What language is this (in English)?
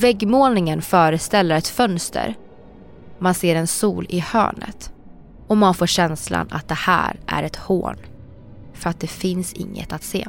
Swedish